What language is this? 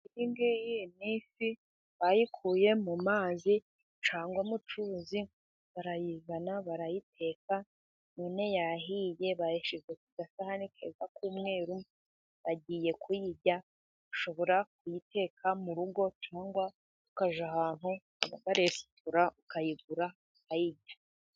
Kinyarwanda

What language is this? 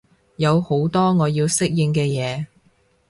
Cantonese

